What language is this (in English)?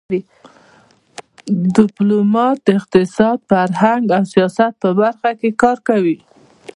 Pashto